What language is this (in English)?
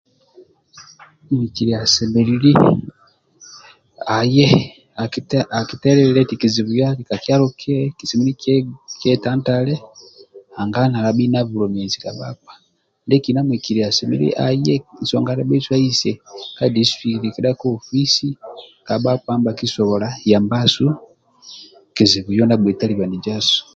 Amba (Uganda)